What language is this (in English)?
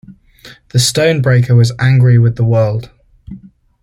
English